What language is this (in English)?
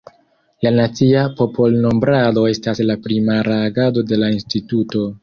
Esperanto